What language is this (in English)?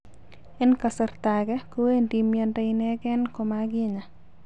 Kalenjin